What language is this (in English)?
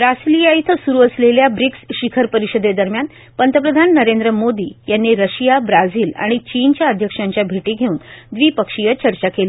Marathi